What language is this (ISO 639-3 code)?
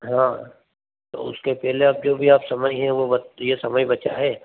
hin